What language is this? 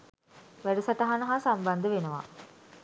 Sinhala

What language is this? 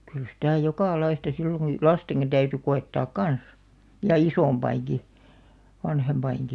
Finnish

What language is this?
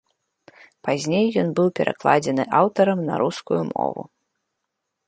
Belarusian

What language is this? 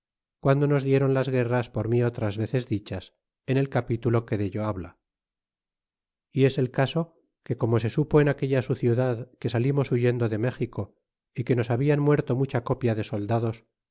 Spanish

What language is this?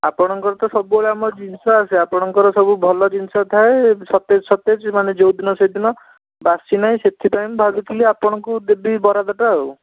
Odia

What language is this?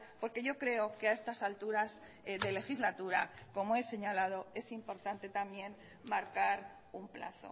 Spanish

